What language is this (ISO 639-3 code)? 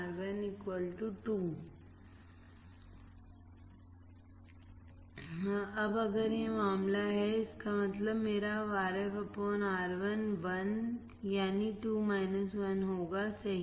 hin